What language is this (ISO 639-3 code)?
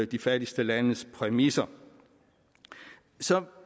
dan